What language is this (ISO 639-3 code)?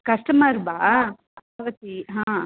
san